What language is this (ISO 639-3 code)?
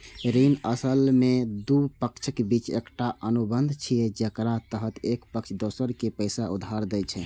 mai